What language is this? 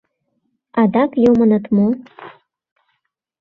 Mari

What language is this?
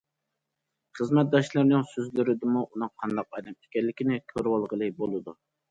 Uyghur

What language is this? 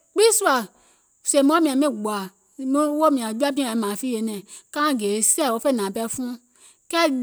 Gola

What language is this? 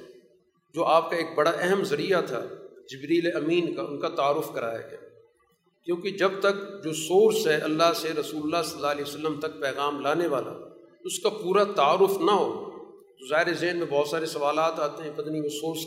Urdu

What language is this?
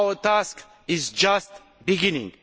English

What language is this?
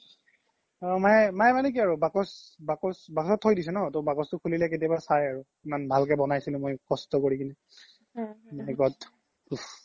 Assamese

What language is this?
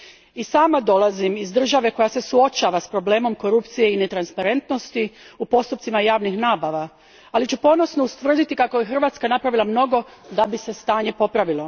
Croatian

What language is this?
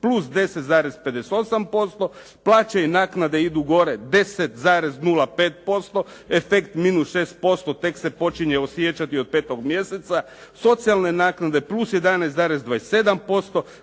Croatian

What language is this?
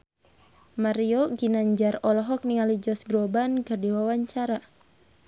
Sundanese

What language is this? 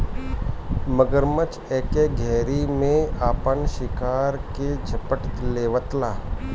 Bhojpuri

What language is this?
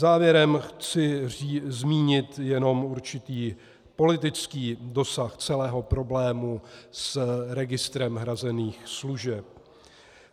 Czech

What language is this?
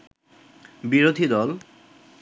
Bangla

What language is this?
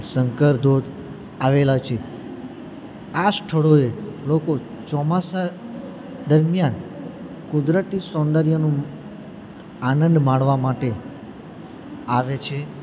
Gujarati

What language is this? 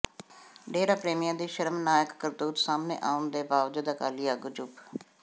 Punjabi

